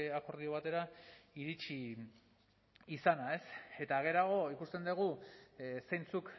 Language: Basque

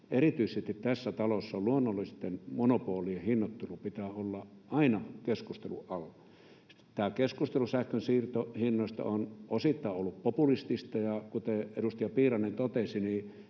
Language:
Finnish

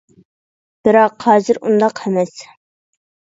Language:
Uyghur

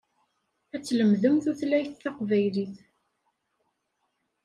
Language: Kabyle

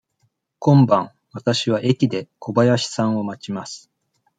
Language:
Japanese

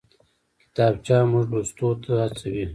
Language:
Pashto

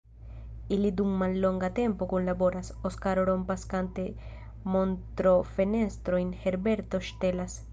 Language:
Esperanto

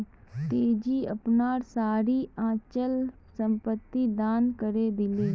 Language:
Magahi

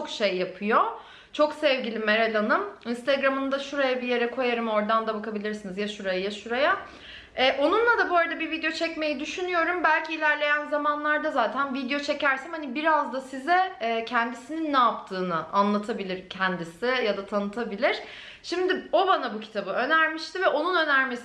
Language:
Turkish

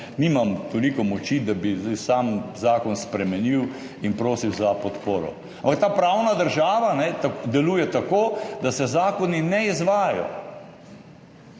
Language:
Slovenian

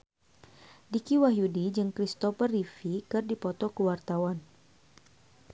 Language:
Sundanese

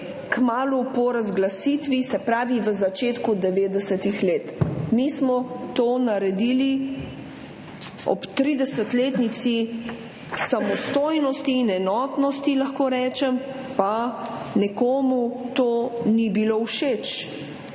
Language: Slovenian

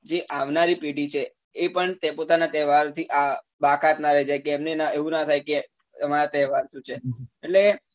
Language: Gujarati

